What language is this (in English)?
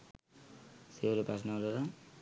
Sinhala